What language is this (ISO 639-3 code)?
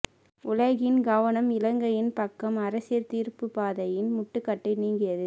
tam